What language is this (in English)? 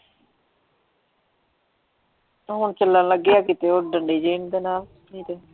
Punjabi